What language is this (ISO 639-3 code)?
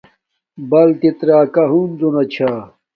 dmk